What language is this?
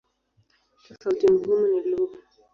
Swahili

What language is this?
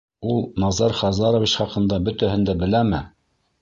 Bashkir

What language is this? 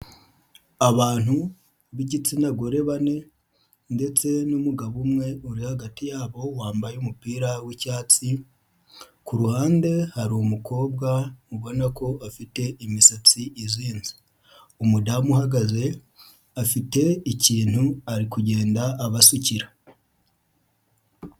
Kinyarwanda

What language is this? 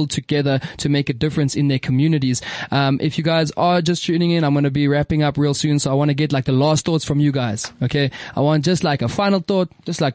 English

